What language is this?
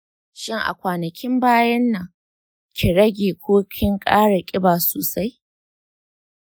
Hausa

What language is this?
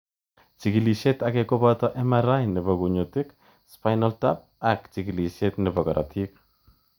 Kalenjin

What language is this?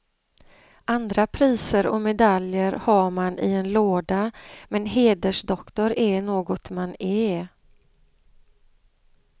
Swedish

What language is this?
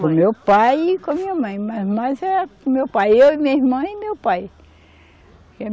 Portuguese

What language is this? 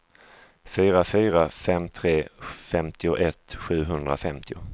Swedish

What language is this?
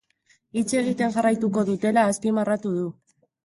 Basque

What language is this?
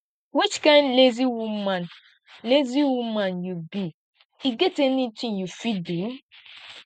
Nigerian Pidgin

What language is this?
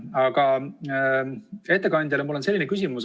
Estonian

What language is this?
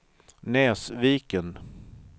Swedish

